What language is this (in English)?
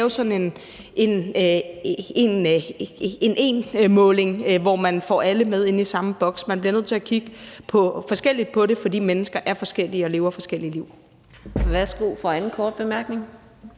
Danish